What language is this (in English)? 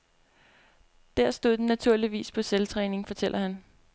Danish